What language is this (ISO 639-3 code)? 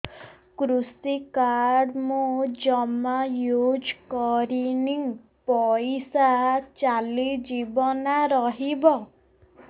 ori